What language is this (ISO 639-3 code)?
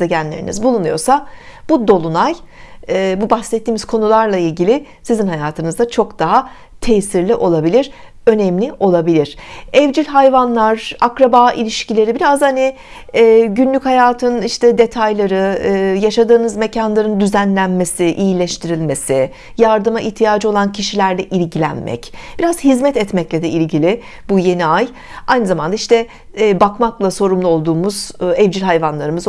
tur